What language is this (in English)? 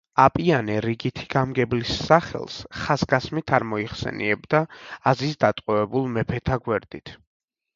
Georgian